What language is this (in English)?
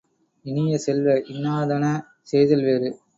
Tamil